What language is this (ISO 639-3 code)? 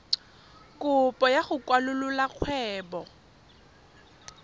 tsn